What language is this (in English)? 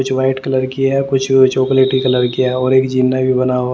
Hindi